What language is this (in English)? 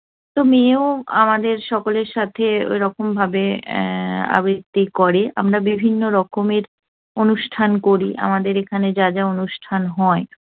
Bangla